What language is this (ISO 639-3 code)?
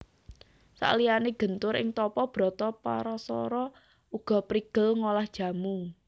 jav